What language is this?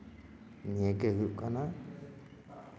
Santali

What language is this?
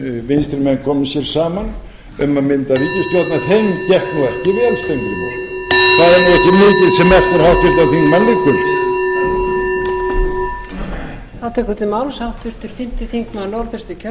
Icelandic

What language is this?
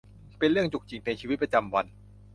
Thai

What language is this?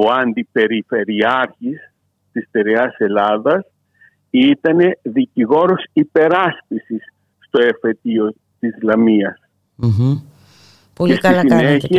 Greek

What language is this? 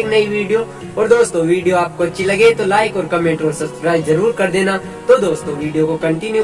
Hindi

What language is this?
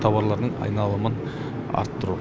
Kazakh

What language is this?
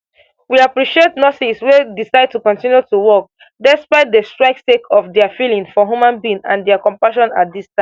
Nigerian Pidgin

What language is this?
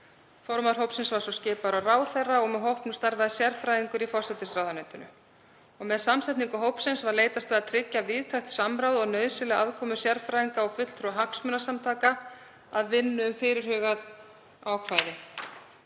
Icelandic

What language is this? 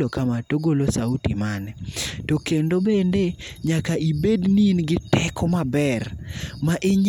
Luo (Kenya and Tanzania)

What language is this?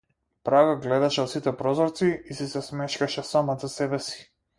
Macedonian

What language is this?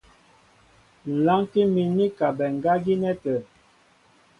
Mbo (Cameroon)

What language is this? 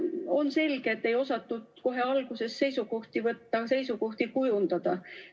Estonian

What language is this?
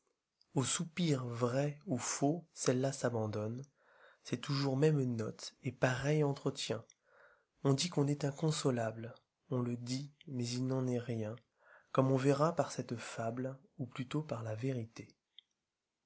French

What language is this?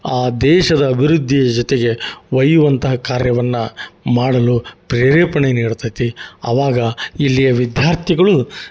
Kannada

